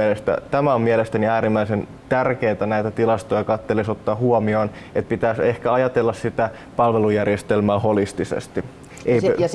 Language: Finnish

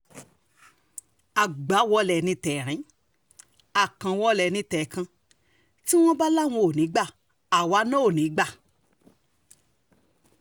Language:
Yoruba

